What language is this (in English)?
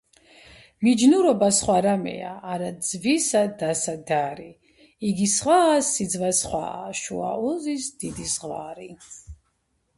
Georgian